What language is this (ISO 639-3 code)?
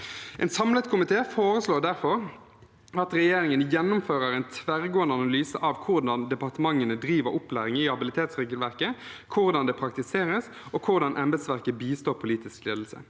nor